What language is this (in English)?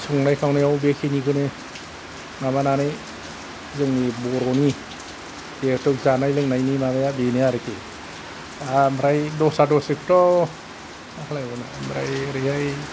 Bodo